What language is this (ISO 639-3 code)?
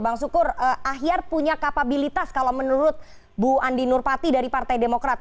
ind